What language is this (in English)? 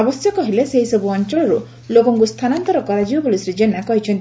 Odia